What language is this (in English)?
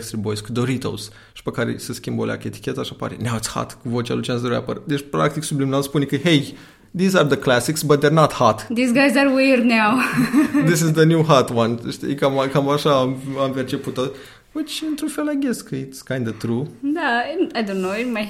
Romanian